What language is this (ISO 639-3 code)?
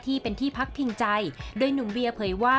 tha